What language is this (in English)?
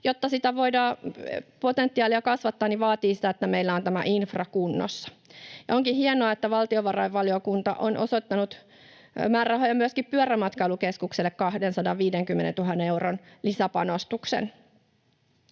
Finnish